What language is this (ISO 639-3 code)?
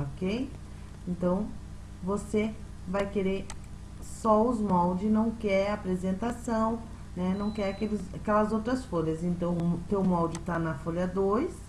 por